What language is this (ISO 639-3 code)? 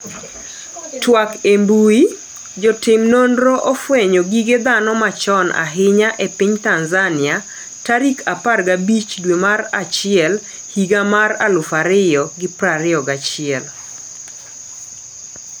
luo